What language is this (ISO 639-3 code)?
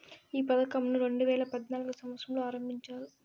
tel